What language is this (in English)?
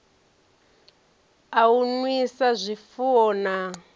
Venda